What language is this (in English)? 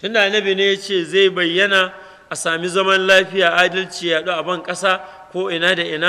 Arabic